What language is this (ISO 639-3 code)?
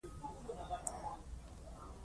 pus